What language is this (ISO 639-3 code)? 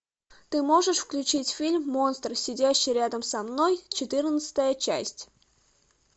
rus